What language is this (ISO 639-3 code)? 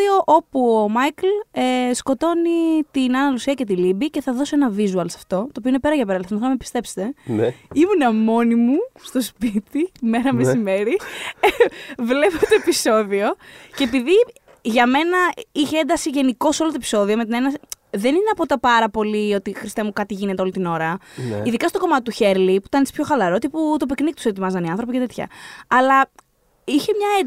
ell